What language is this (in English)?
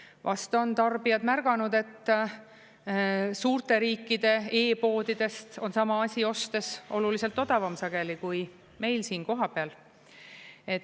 Estonian